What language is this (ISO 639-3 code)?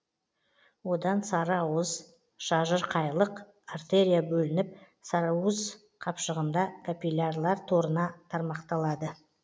kaz